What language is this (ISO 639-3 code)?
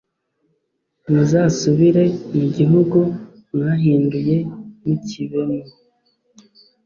kin